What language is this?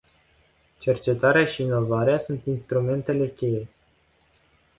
Romanian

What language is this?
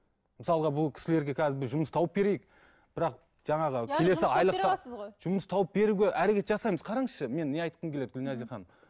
Kazakh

